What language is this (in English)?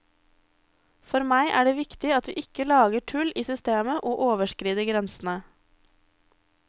Norwegian